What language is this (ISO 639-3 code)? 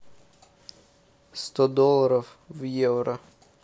rus